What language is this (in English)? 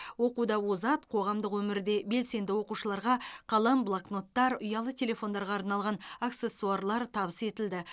Kazakh